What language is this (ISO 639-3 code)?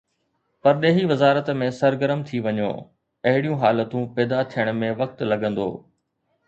snd